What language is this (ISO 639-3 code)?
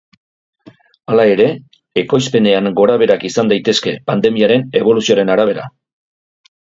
eus